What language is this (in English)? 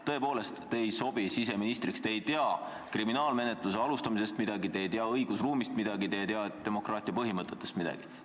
Estonian